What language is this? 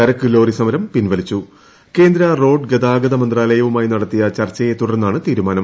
Malayalam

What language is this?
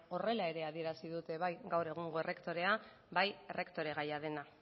Basque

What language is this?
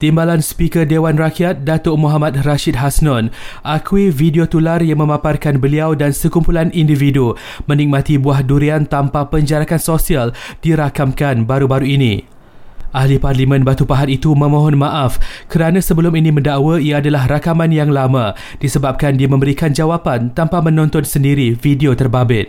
Malay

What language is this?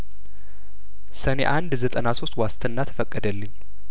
Amharic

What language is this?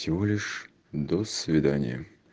Russian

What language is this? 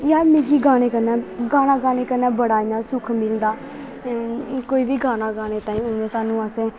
Dogri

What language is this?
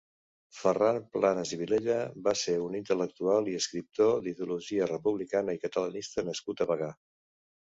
Catalan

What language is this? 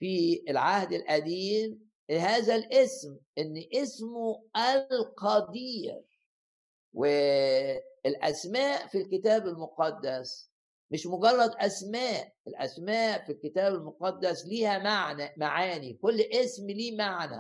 Arabic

